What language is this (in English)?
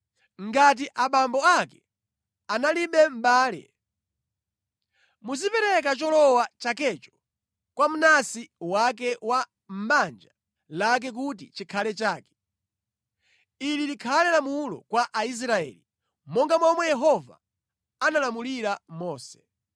Nyanja